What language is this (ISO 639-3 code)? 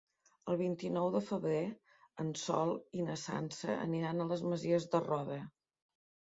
cat